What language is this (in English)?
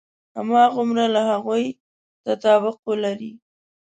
Pashto